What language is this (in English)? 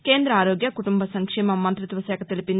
Telugu